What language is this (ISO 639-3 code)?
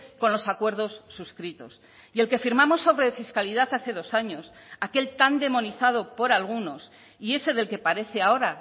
spa